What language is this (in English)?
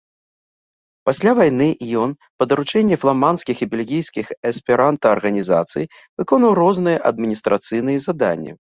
Belarusian